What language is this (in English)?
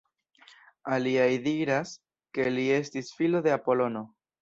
Esperanto